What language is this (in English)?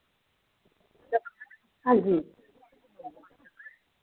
Dogri